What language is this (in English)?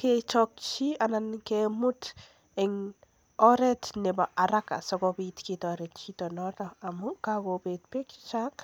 Kalenjin